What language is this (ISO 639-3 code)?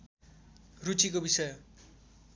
nep